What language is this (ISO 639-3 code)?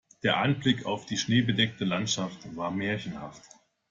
deu